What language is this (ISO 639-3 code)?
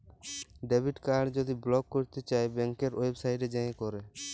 ben